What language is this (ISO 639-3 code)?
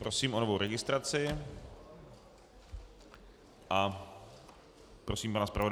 ces